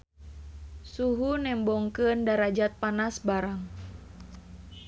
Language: Sundanese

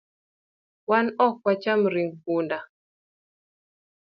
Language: Luo (Kenya and Tanzania)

